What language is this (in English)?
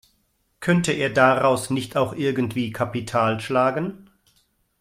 German